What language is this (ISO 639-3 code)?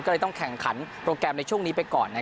tha